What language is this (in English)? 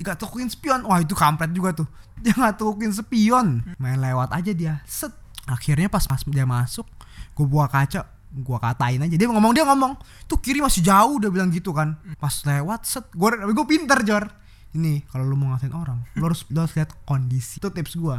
Indonesian